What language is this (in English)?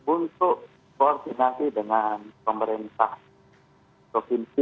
Indonesian